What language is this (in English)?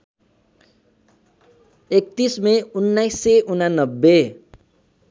Nepali